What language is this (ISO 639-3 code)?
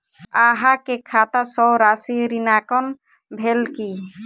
mai